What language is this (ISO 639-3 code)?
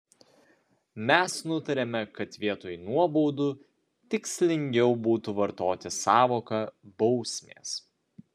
lit